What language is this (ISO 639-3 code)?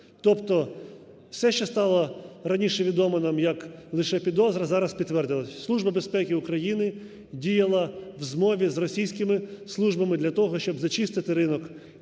ukr